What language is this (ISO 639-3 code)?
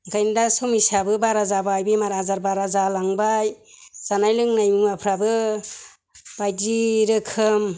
brx